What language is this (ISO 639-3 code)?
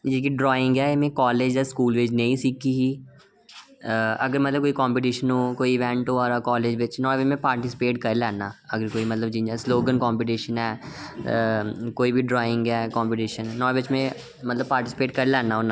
doi